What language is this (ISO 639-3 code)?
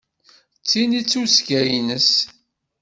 kab